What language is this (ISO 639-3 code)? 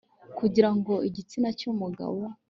kin